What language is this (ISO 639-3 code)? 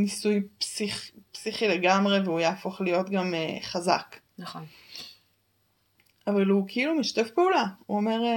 heb